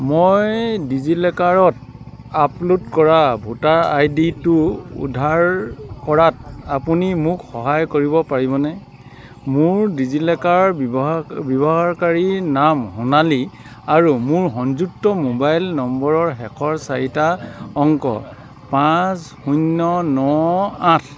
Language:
Assamese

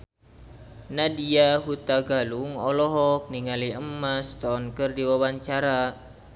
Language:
Sundanese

